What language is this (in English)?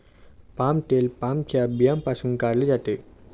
Marathi